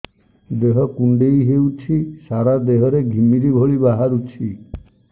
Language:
Odia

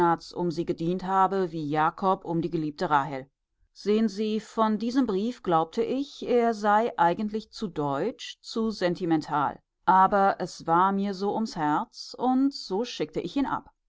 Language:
German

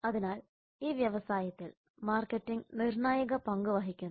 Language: Malayalam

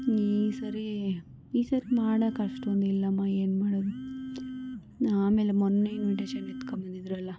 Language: Kannada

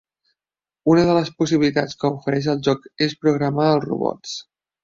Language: Catalan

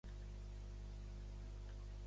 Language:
Catalan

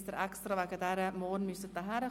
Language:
Swiss German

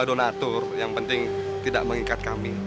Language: Indonesian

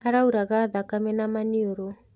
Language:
Kikuyu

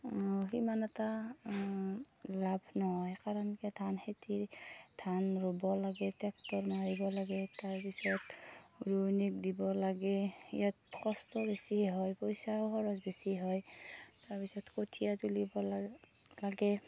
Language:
Assamese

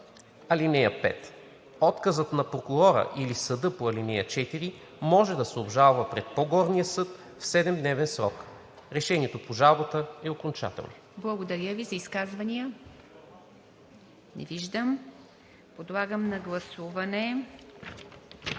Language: Bulgarian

